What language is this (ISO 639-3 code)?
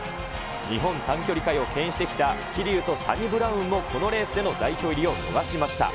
jpn